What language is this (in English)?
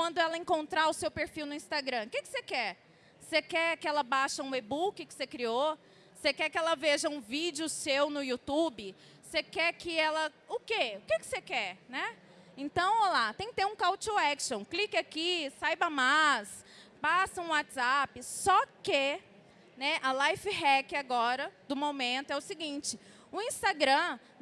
Portuguese